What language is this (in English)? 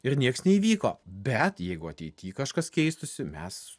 Lithuanian